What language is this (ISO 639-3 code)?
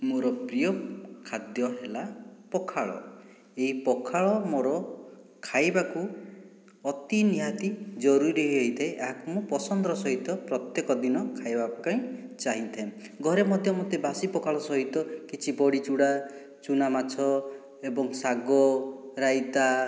ori